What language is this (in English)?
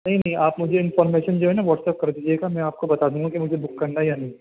Urdu